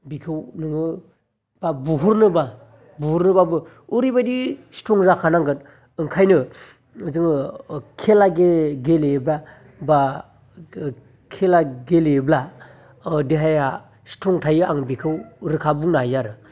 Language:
Bodo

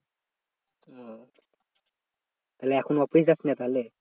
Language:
Bangla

